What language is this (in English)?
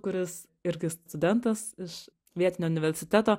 Lithuanian